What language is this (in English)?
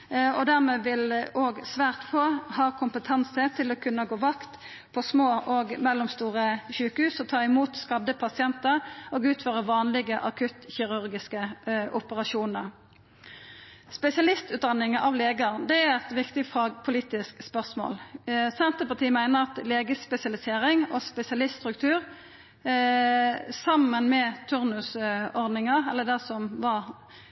Norwegian Nynorsk